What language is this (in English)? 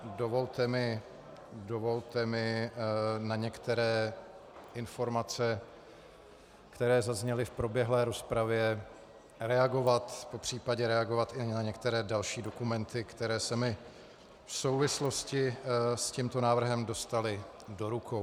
Czech